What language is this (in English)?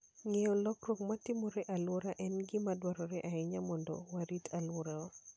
Luo (Kenya and Tanzania)